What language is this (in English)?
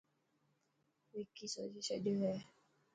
Dhatki